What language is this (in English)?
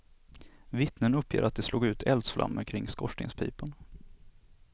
Swedish